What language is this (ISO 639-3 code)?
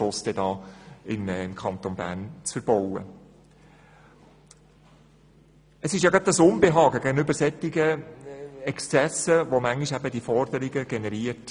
gsw